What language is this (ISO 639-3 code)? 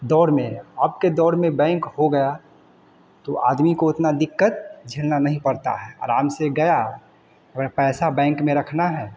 hin